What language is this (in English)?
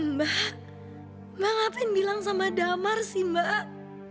Indonesian